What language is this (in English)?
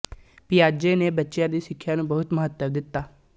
Punjabi